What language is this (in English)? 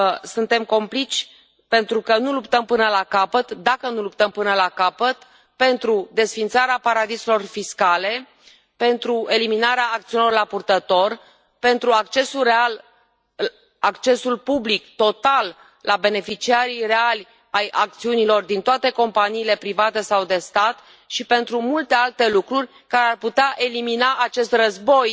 Romanian